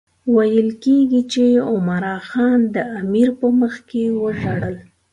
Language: Pashto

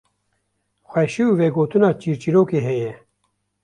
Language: Kurdish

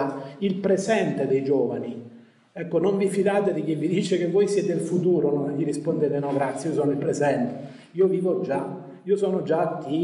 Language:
Italian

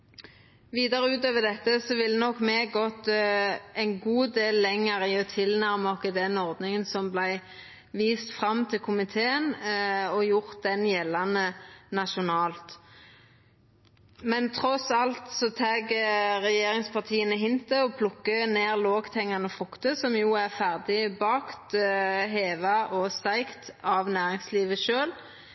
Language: Norwegian Nynorsk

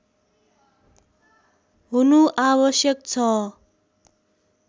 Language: Nepali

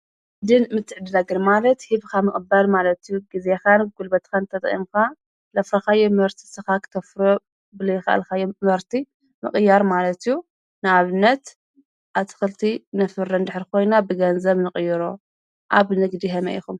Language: Tigrinya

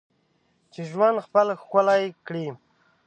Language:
Pashto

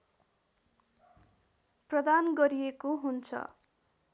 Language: Nepali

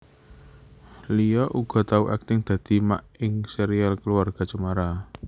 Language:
Javanese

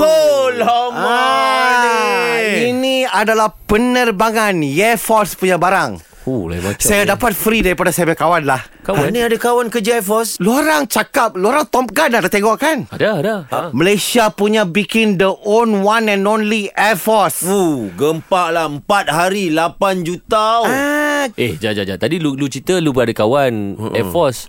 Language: Malay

